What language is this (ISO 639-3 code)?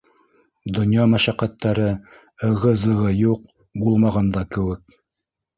bak